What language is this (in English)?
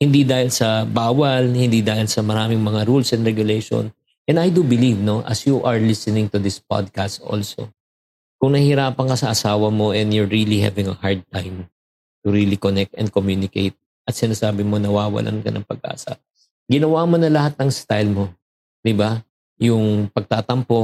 Filipino